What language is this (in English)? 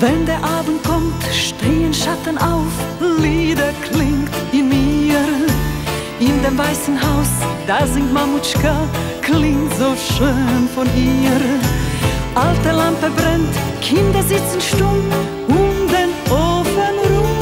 Romanian